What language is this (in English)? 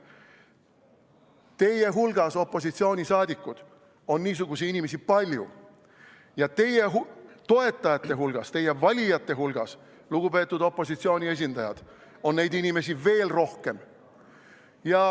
Estonian